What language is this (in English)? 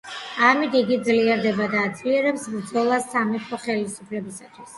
Georgian